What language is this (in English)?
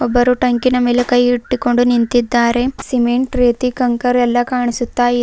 Kannada